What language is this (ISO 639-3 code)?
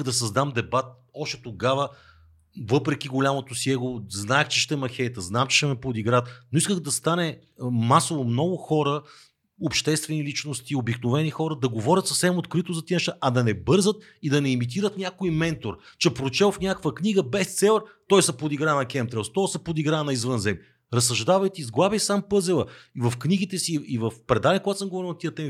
bul